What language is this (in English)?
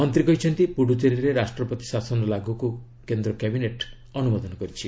Odia